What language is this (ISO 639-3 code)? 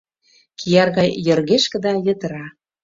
chm